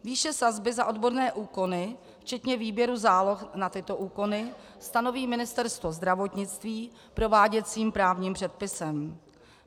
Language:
Czech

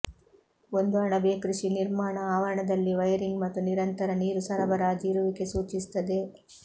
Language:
Kannada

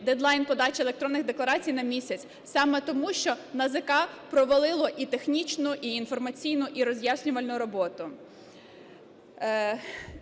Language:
Ukrainian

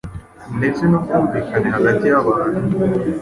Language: Kinyarwanda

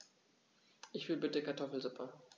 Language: German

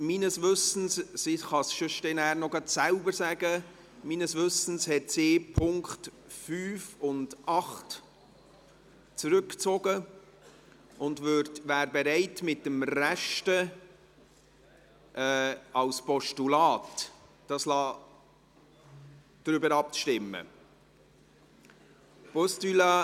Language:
Swiss German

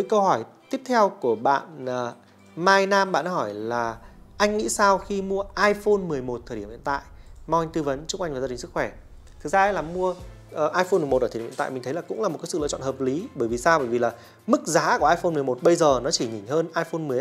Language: Vietnamese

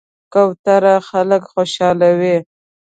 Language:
Pashto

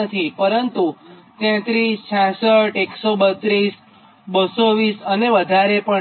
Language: Gujarati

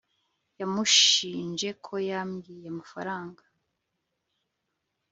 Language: Kinyarwanda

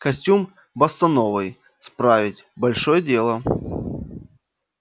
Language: Russian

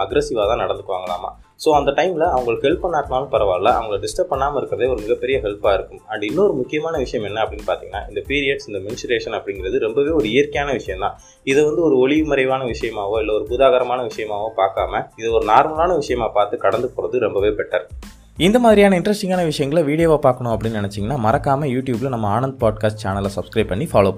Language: Tamil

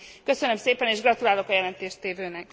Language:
Hungarian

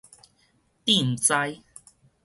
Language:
Min Nan Chinese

